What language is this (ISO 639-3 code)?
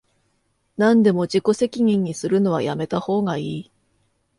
jpn